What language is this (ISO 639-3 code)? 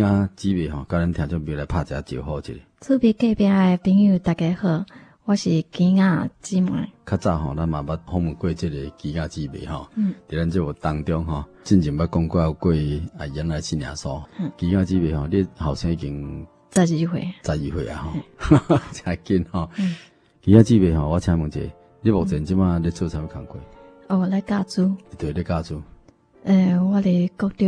zho